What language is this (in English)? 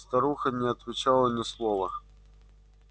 Russian